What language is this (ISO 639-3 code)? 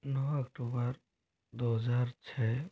hin